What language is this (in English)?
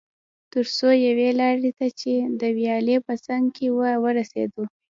Pashto